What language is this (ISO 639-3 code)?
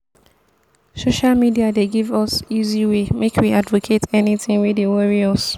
pcm